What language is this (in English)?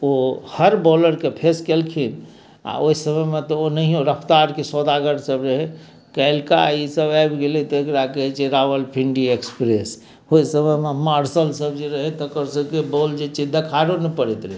Maithili